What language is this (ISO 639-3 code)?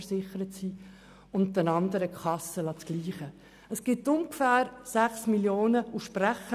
gsw